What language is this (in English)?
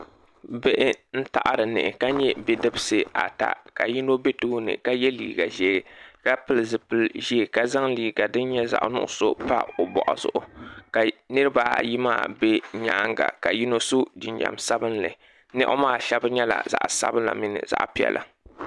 Dagbani